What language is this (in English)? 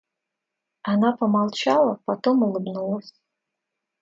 Russian